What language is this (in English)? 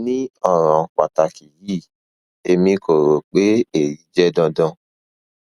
Yoruba